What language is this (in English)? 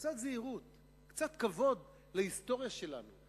Hebrew